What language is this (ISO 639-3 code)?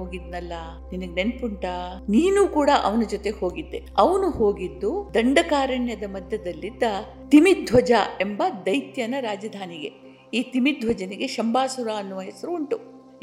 kan